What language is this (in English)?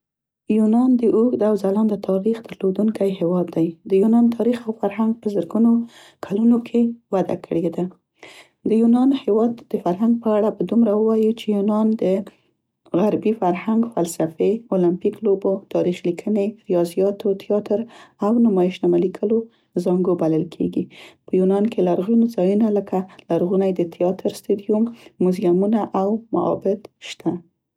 Central Pashto